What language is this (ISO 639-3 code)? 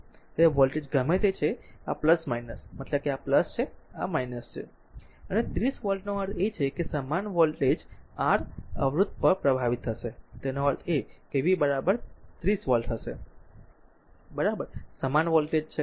guj